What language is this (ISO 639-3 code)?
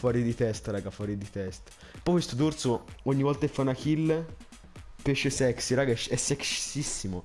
ita